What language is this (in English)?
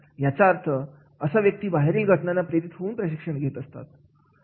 Marathi